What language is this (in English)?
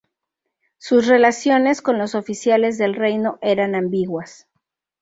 Spanish